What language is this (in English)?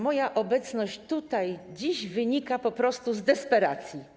Polish